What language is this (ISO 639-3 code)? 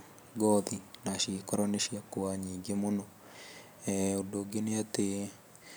kik